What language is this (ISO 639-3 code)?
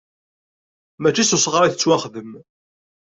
kab